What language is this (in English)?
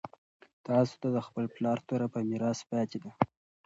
Pashto